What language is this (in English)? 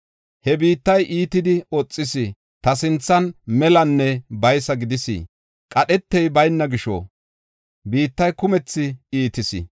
Gofa